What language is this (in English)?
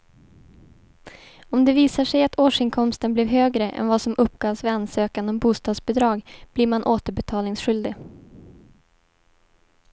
Swedish